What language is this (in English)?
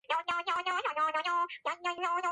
Georgian